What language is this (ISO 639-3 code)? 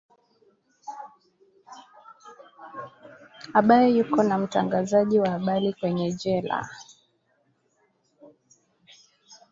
swa